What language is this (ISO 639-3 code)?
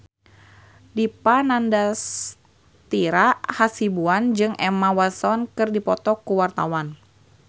sun